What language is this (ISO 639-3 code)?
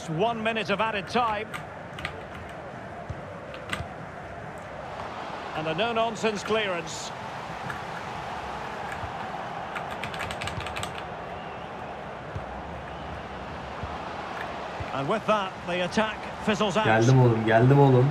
tur